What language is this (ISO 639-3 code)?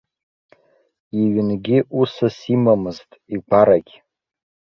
abk